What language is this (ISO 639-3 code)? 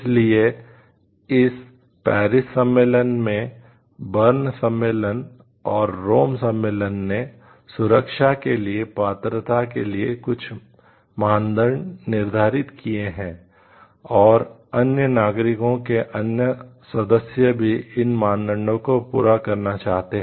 hin